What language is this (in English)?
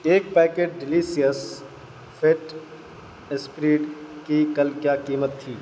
Urdu